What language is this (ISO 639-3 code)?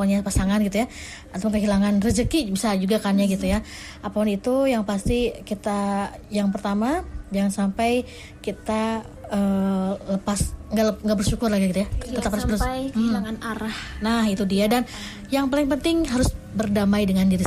ind